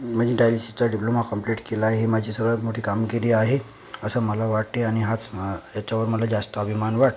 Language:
Marathi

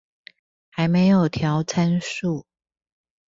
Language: Chinese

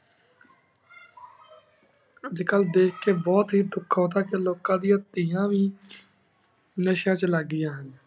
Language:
Punjabi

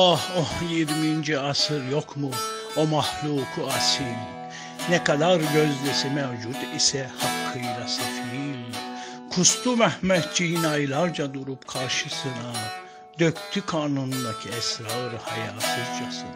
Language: Turkish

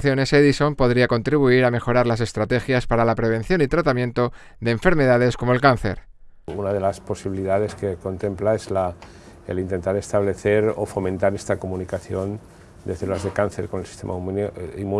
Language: Spanish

